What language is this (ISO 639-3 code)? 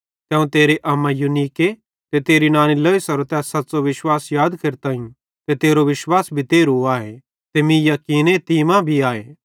bhd